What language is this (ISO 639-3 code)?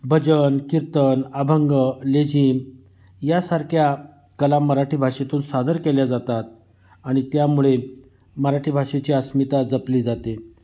mar